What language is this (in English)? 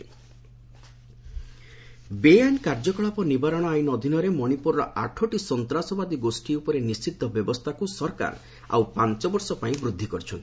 Odia